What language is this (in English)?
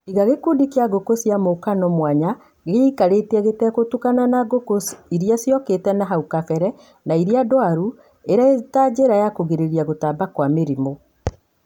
Kikuyu